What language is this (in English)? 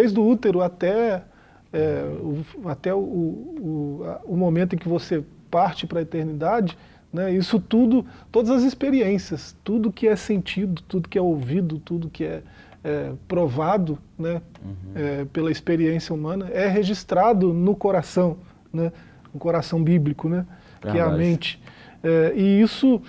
Portuguese